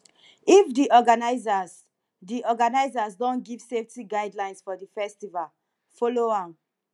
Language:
Nigerian Pidgin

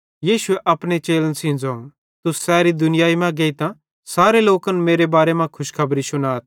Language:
Bhadrawahi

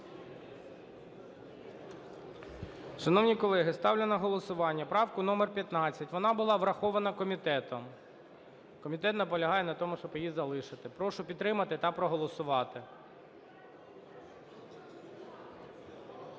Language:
Ukrainian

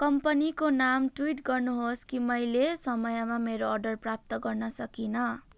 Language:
Nepali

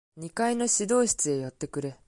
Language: Japanese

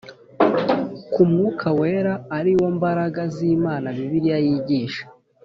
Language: Kinyarwanda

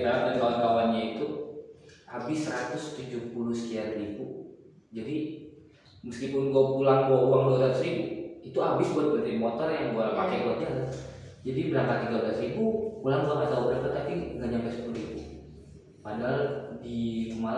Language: Indonesian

